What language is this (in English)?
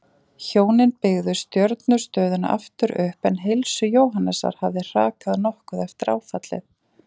Icelandic